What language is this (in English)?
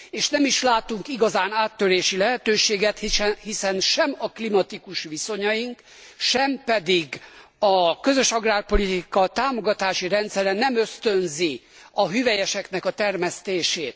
Hungarian